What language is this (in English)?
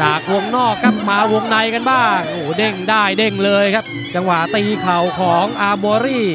Thai